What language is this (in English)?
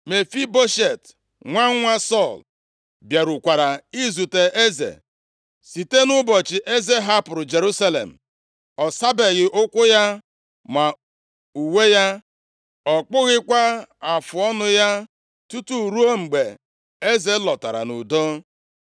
Igbo